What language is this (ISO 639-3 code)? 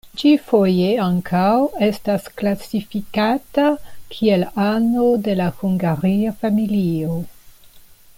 epo